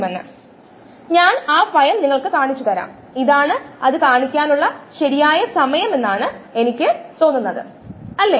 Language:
Malayalam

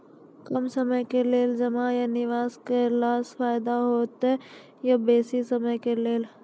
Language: Maithili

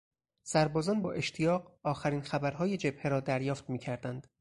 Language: Persian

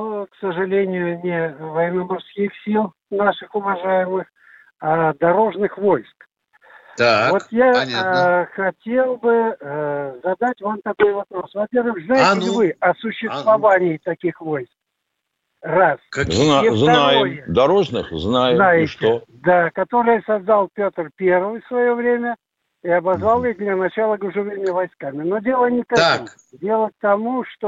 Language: Russian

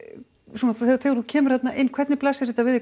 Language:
Icelandic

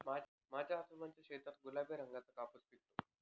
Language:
Marathi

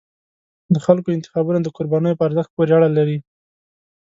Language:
Pashto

